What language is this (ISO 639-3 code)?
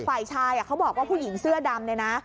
tha